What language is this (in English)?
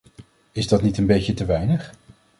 Dutch